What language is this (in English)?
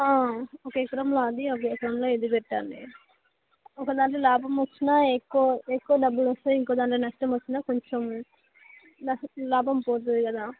Telugu